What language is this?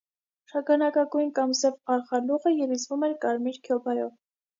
Armenian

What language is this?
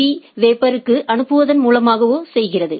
Tamil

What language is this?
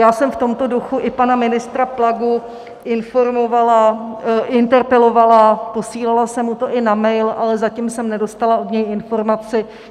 Czech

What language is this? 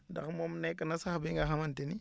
Wolof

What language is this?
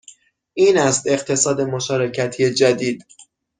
Persian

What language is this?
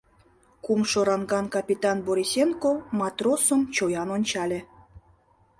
Mari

